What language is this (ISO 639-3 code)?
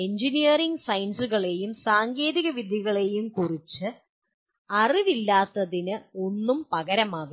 mal